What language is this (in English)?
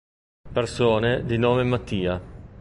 Italian